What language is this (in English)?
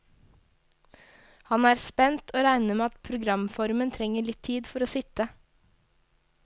Norwegian